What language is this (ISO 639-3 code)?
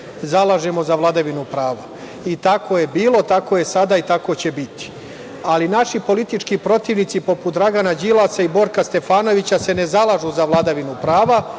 srp